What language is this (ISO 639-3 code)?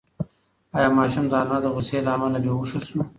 pus